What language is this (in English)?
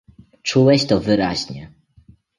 Polish